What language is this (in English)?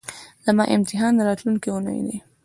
Pashto